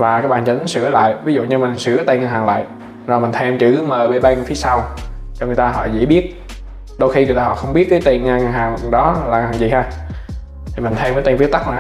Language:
Vietnamese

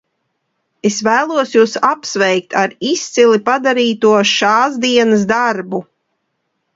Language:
Latvian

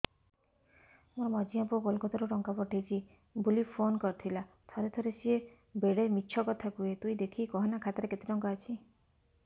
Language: Odia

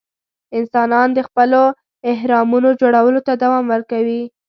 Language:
Pashto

